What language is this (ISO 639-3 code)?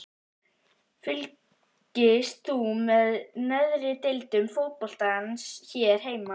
isl